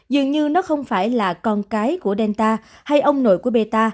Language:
Vietnamese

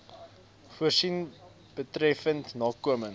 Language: Afrikaans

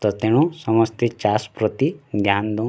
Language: Odia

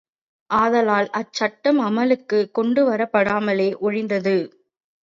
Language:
Tamil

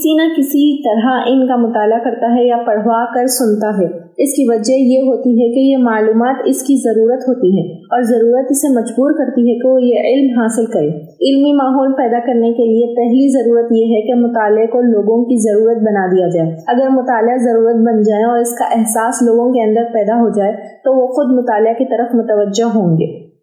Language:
Urdu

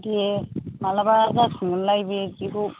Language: Bodo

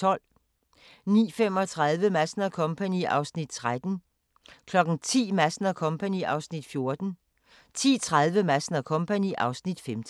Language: Danish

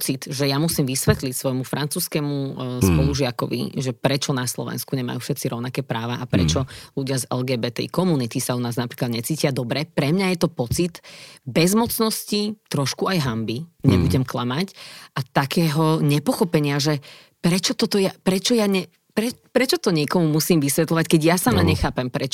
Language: Slovak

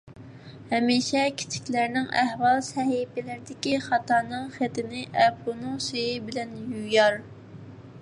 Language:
Uyghur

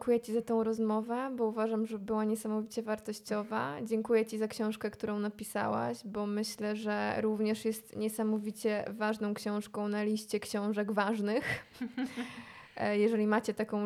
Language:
Polish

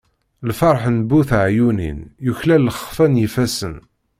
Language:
Kabyle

